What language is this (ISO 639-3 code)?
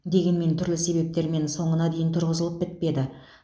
kaz